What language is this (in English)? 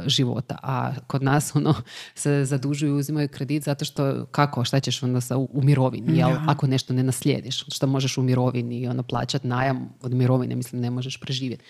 Croatian